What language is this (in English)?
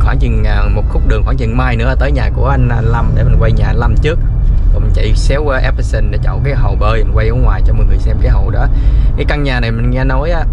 Vietnamese